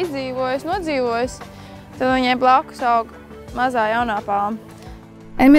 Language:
Latvian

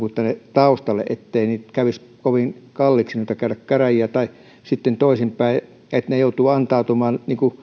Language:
Finnish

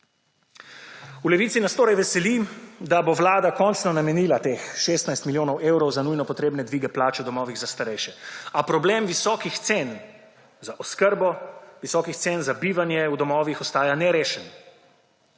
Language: Slovenian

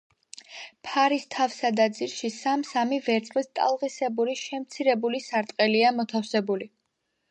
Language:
Georgian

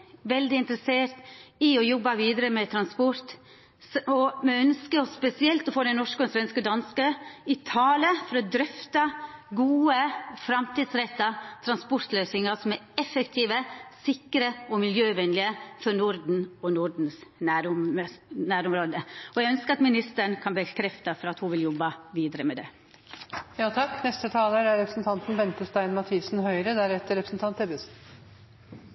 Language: Norwegian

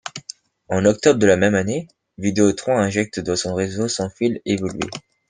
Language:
French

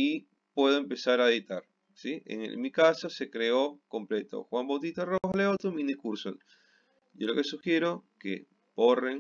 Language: Spanish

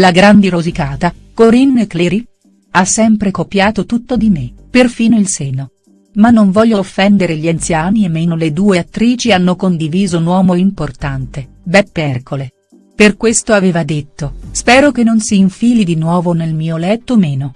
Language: Italian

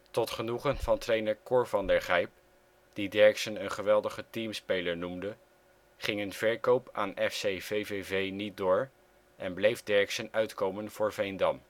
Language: Dutch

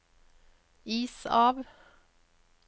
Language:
Norwegian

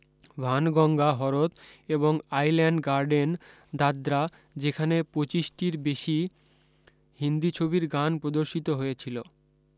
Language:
Bangla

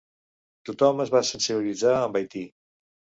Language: Catalan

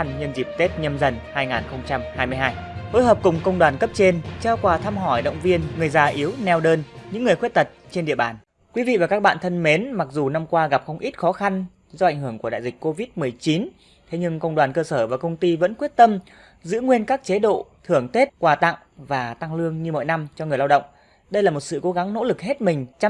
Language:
Vietnamese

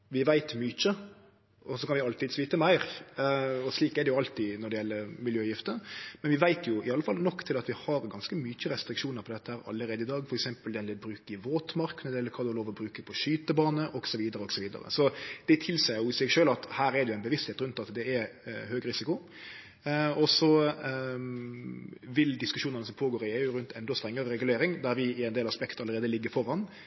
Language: Norwegian Nynorsk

